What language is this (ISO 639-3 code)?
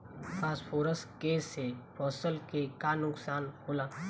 bho